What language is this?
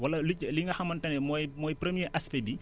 Wolof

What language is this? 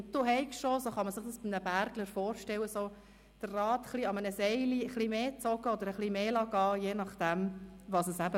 Swiss German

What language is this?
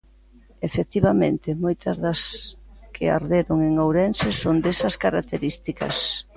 Galician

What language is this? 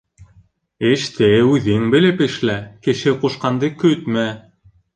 Bashkir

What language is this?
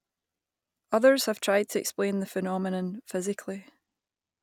English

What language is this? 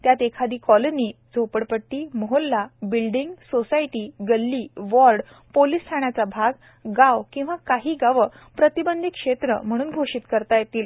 Marathi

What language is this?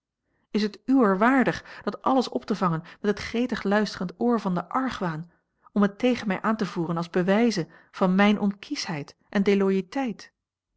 Dutch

